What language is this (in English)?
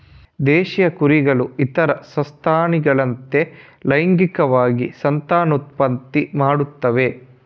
Kannada